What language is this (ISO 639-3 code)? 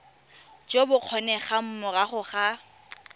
tsn